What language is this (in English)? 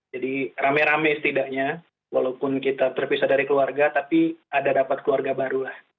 Indonesian